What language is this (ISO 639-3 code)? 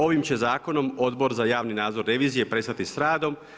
hrv